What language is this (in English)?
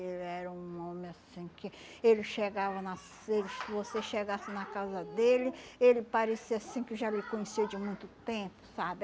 Portuguese